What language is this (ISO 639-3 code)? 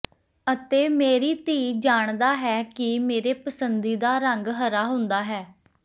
pan